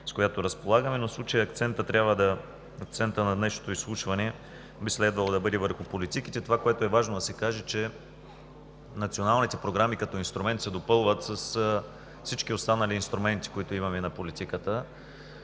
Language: Bulgarian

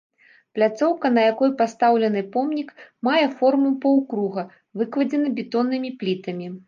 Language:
Belarusian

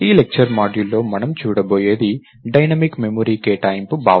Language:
Telugu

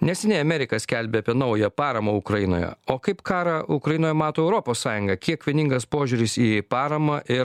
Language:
Lithuanian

